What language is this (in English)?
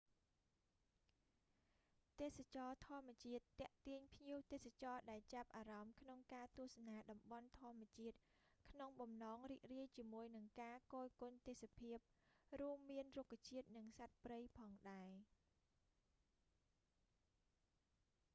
Khmer